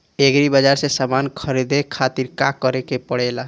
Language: Bhojpuri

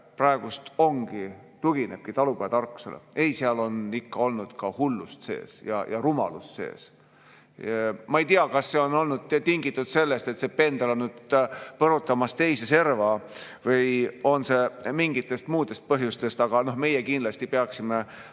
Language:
Estonian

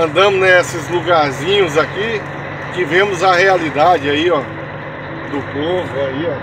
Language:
Portuguese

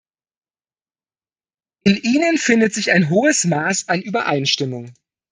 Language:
German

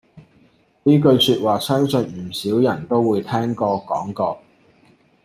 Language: Cantonese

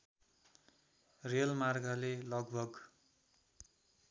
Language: Nepali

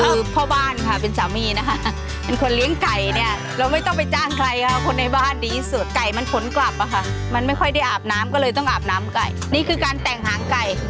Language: Thai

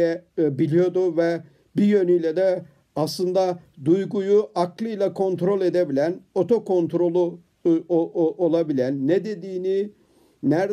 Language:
Turkish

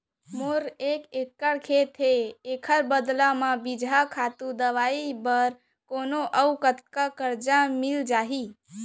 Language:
Chhattisgarhi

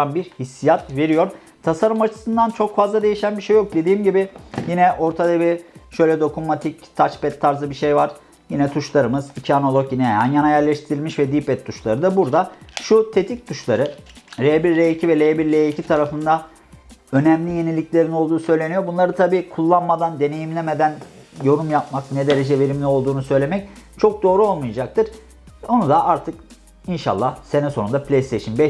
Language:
Turkish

